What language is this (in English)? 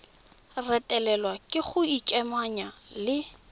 Tswana